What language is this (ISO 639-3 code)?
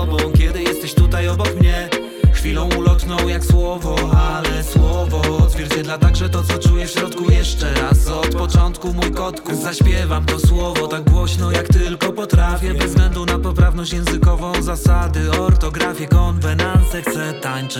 pol